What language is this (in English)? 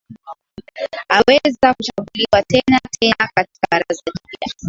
Swahili